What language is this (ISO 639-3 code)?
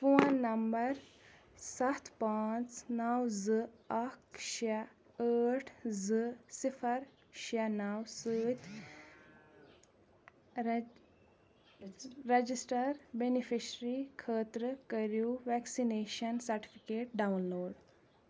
kas